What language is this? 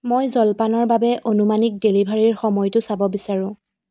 Assamese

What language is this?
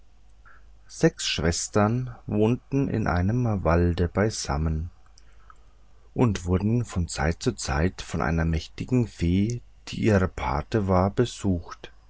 German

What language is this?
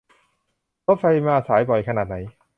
Thai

